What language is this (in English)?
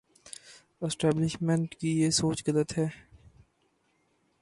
Urdu